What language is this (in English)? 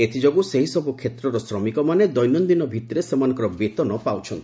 Odia